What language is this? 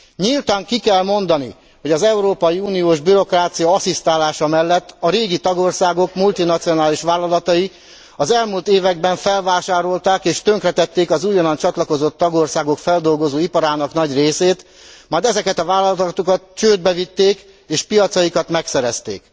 Hungarian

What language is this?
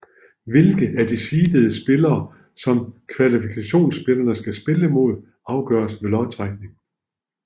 Danish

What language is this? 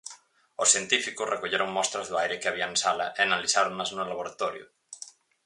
Galician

